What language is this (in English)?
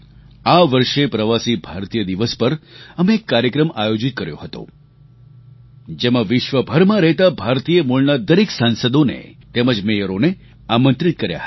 Gujarati